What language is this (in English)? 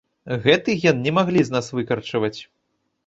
Belarusian